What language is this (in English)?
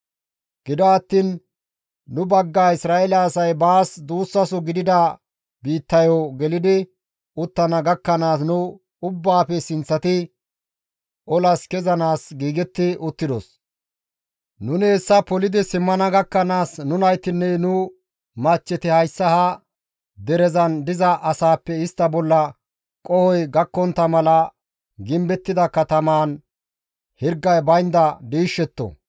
Gamo